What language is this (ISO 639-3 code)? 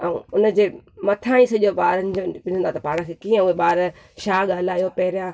snd